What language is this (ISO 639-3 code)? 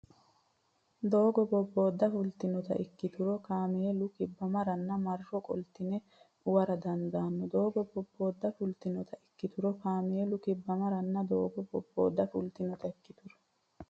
sid